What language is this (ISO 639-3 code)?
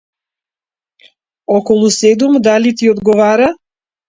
mkd